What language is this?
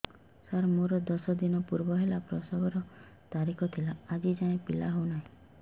Odia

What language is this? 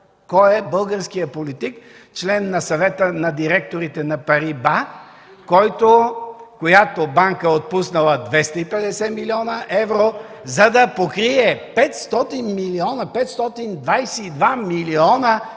Bulgarian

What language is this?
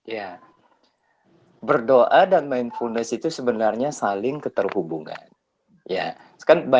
Indonesian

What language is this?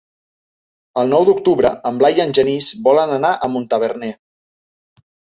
Catalan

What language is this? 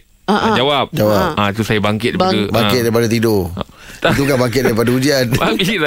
Malay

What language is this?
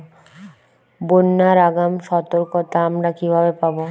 Bangla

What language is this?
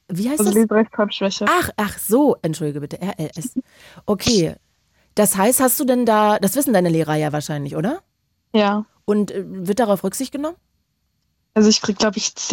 German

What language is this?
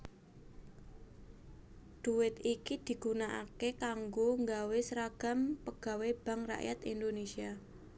Javanese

